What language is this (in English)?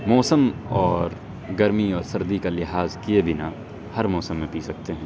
Urdu